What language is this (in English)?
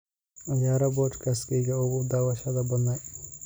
Somali